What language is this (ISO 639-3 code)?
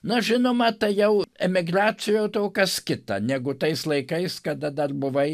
lit